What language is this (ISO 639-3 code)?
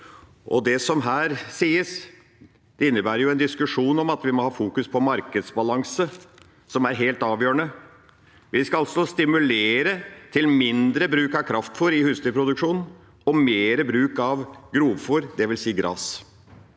nor